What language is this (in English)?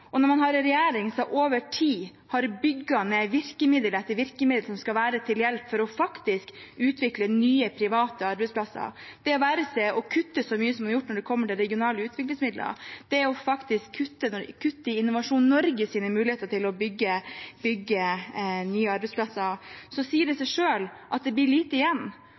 Norwegian Bokmål